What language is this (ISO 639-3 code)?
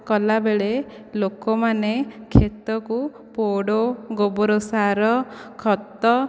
ori